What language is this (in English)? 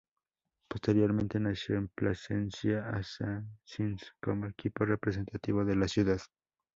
Spanish